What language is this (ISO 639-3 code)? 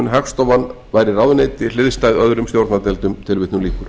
isl